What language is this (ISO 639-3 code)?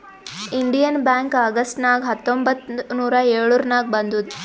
kan